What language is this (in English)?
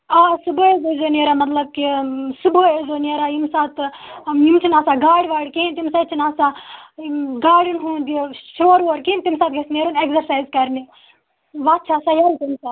Kashmiri